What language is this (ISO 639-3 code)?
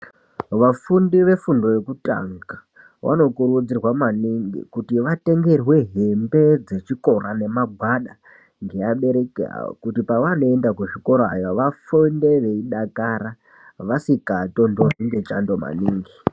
ndc